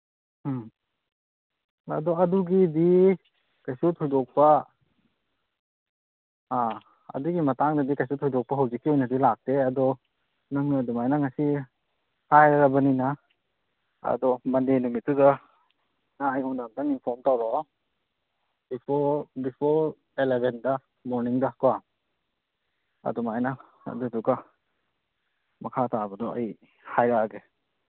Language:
Manipuri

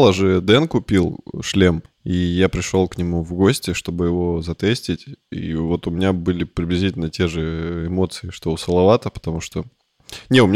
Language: Russian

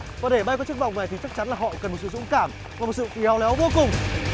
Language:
Vietnamese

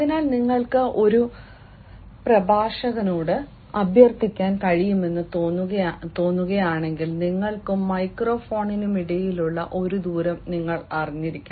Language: Malayalam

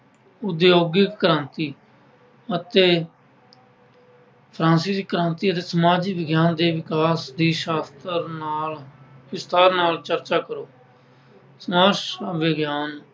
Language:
Punjabi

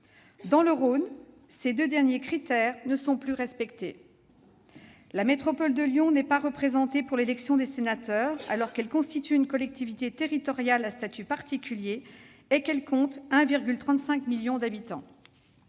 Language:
French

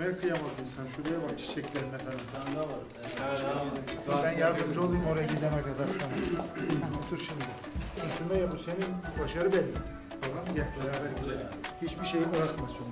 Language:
Turkish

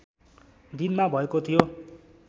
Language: Nepali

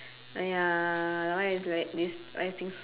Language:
English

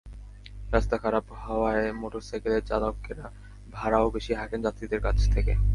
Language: Bangla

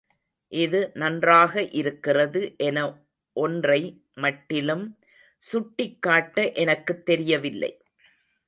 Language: Tamil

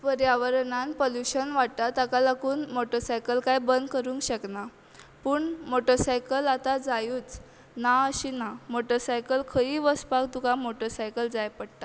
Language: Konkani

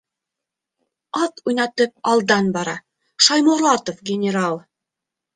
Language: Bashkir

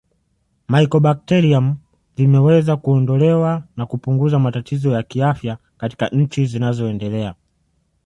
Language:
Swahili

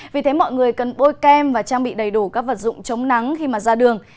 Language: Vietnamese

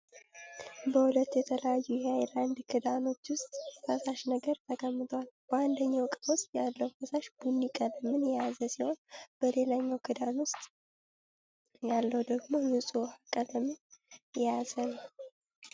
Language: Amharic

